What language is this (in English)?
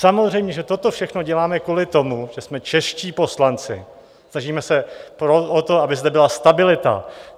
Czech